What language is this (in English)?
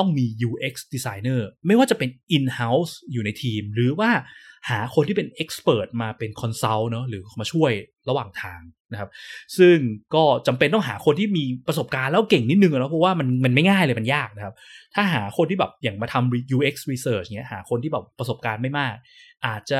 Thai